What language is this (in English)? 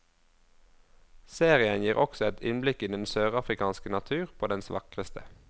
Norwegian